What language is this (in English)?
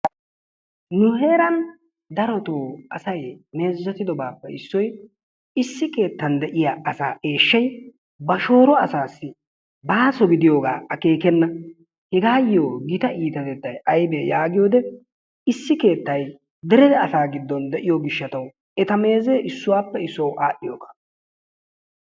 Wolaytta